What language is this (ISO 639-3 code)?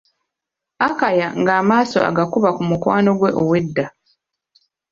lug